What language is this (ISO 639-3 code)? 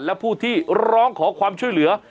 tha